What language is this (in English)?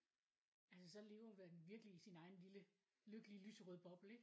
Danish